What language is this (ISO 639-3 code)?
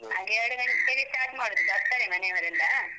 kan